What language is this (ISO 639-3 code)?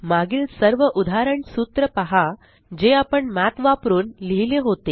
mar